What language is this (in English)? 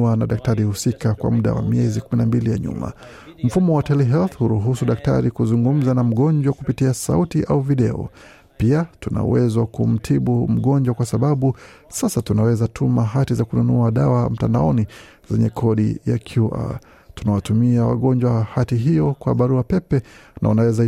Swahili